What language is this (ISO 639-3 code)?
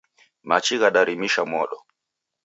dav